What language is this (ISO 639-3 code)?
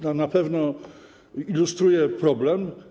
pol